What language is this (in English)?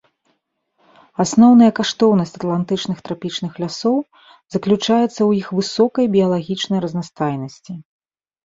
Belarusian